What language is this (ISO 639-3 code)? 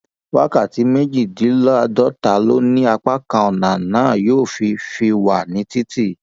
yor